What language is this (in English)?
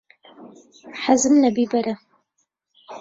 Central Kurdish